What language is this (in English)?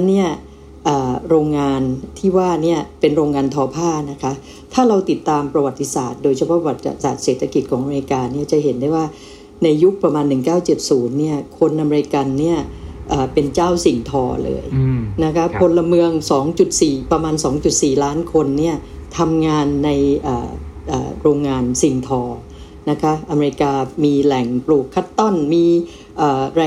Thai